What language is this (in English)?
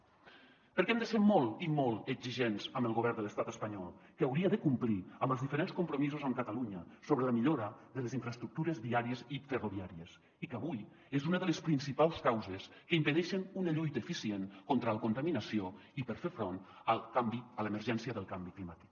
Catalan